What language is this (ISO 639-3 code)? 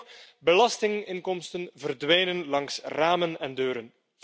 nld